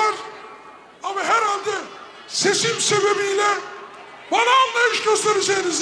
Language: Turkish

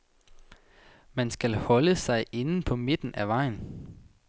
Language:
Danish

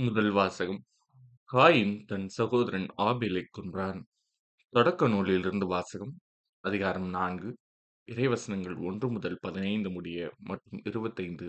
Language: Tamil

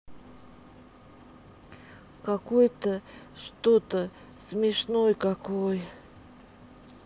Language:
Russian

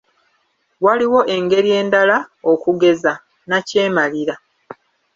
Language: Ganda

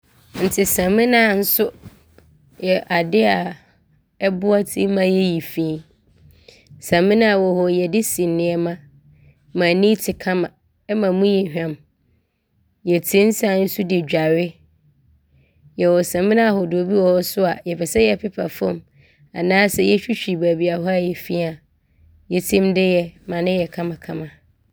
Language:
Abron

